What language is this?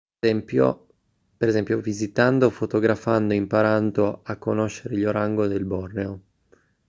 Italian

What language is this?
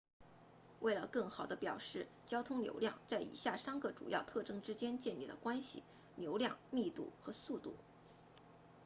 Chinese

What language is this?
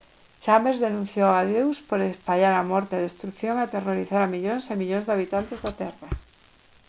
Galician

